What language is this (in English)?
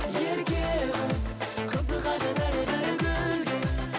Kazakh